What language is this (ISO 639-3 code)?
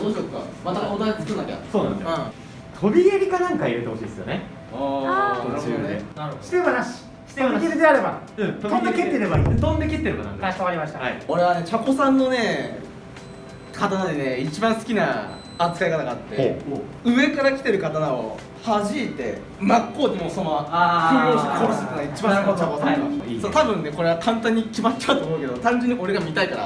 jpn